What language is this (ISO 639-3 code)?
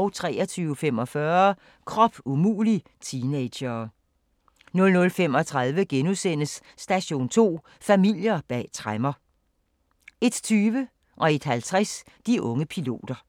dan